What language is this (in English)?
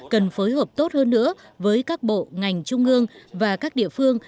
Vietnamese